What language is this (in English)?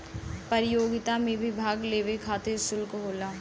Bhojpuri